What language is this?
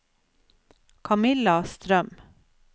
Norwegian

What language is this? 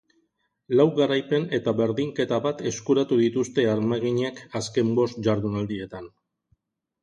Basque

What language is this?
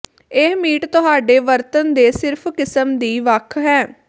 Punjabi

